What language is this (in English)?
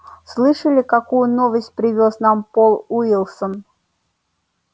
Russian